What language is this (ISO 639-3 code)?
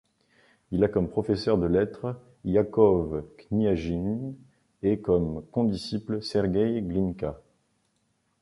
fra